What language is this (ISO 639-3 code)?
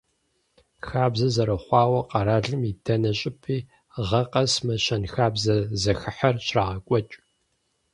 kbd